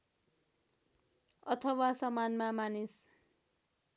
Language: Nepali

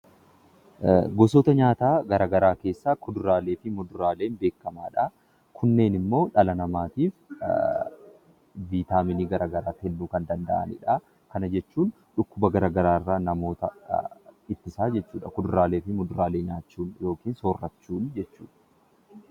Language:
Oromo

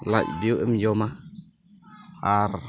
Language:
Santali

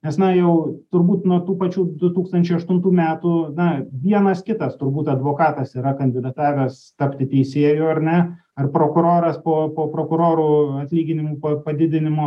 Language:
Lithuanian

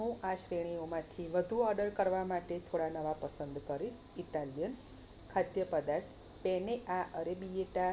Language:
Gujarati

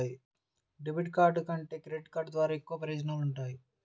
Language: Telugu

